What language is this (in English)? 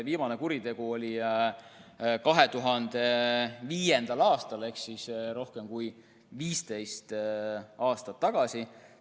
Estonian